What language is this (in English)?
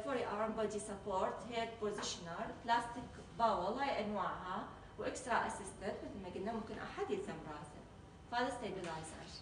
Arabic